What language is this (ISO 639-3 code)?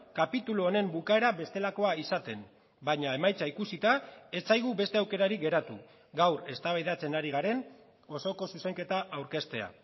eus